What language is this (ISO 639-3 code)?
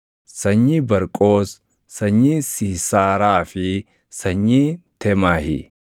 orm